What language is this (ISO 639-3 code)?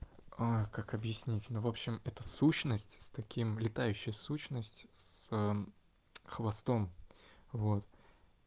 rus